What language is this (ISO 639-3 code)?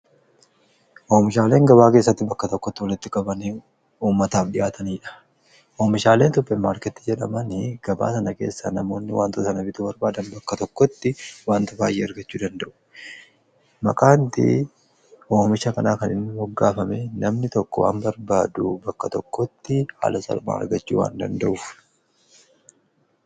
orm